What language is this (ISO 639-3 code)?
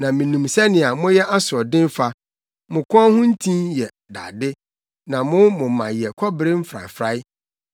aka